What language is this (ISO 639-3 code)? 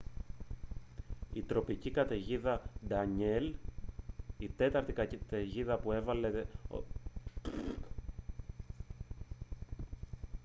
ell